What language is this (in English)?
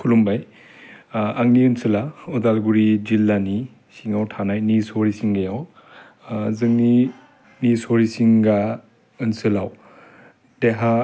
Bodo